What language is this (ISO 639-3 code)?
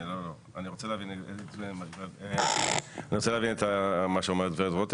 heb